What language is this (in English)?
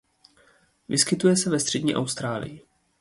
Czech